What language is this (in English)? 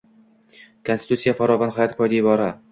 Uzbek